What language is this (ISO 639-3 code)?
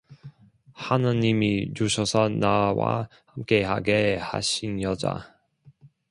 kor